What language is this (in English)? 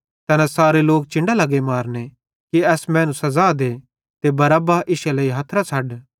Bhadrawahi